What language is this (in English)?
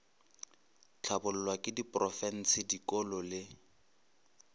Northern Sotho